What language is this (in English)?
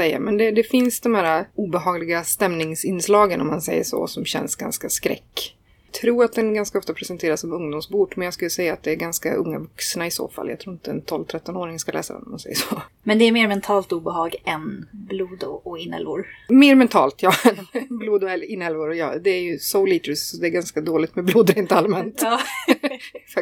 Swedish